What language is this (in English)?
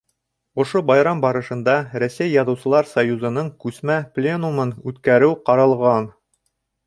Bashkir